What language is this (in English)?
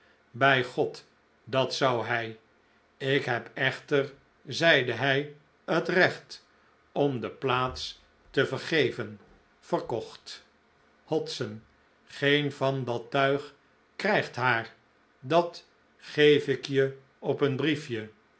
Dutch